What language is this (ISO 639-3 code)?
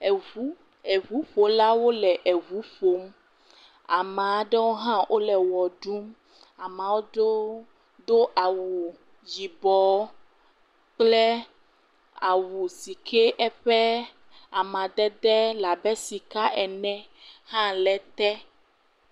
ewe